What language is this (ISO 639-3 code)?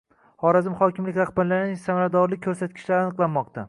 uzb